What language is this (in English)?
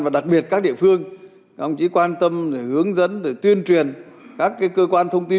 Vietnamese